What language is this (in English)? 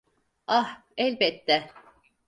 Turkish